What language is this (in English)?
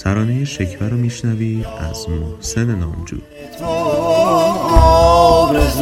Persian